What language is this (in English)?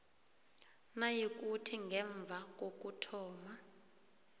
South Ndebele